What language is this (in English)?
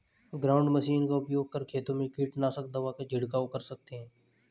Hindi